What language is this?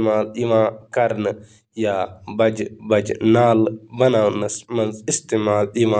Kashmiri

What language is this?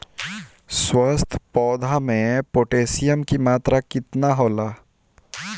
Bhojpuri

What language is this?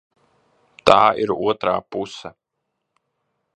Latvian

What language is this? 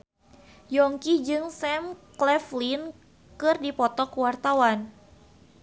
Sundanese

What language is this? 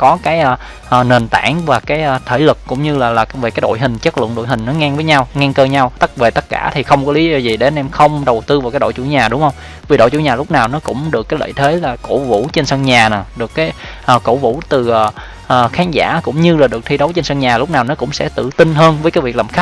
Vietnamese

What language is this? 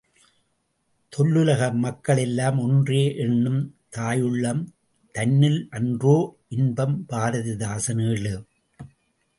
Tamil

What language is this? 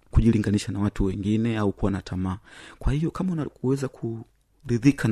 Swahili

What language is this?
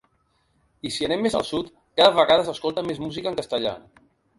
Catalan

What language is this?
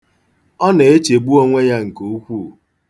Igbo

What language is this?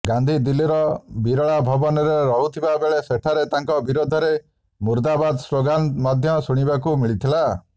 Odia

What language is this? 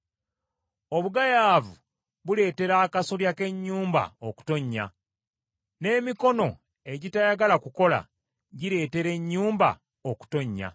Ganda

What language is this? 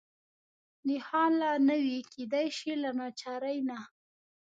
Pashto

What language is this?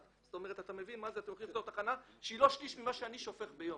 Hebrew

